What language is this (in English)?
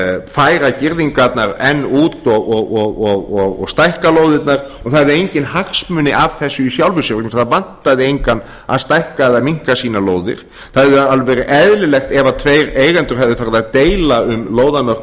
Icelandic